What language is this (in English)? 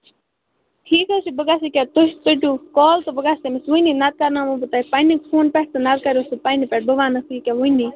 Kashmiri